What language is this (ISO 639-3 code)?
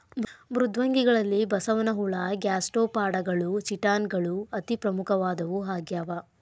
kan